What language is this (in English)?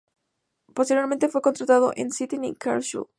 Spanish